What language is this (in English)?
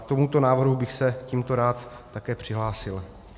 Czech